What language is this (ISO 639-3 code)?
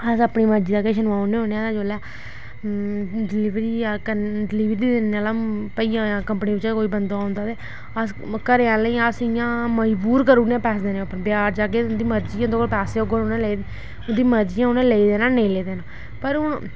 doi